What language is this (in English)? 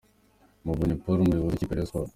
Kinyarwanda